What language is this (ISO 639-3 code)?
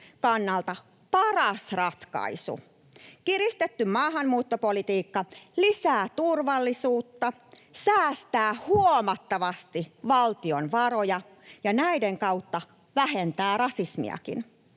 fin